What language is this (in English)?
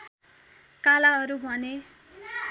Nepali